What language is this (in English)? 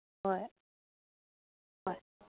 Manipuri